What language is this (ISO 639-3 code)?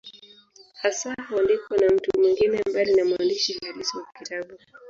swa